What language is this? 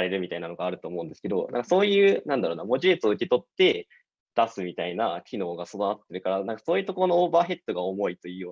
Japanese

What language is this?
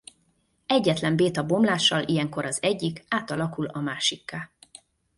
Hungarian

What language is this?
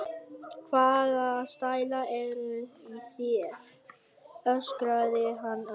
Icelandic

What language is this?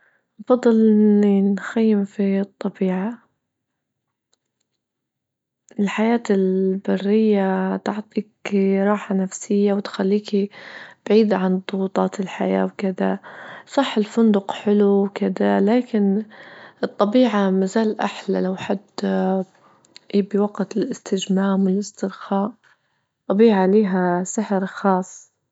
Libyan Arabic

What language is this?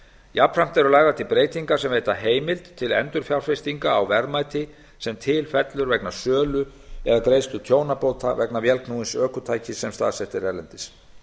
Icelandic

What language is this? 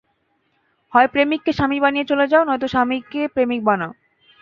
Bangla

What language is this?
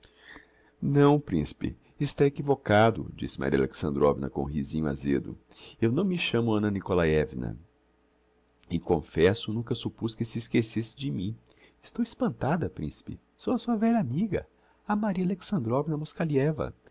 Portuguese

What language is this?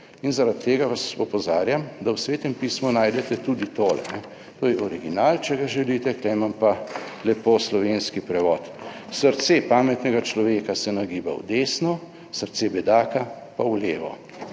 Slovenian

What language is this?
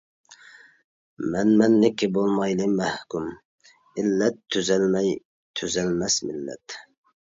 Uyghur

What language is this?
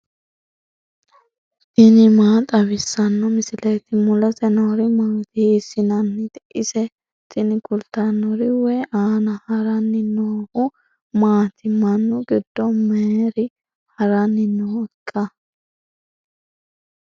Sidamo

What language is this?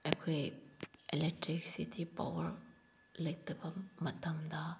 Manipuri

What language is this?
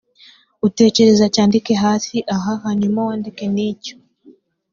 Kinyarwanda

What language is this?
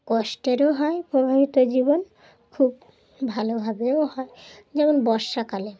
Bangla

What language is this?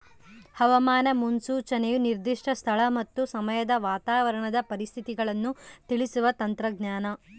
Kannada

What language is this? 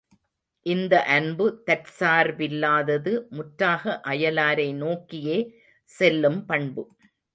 Tamil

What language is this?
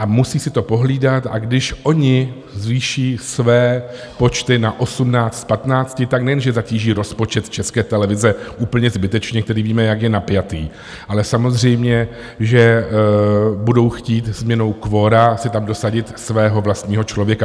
Czech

